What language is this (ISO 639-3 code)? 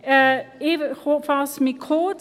gsw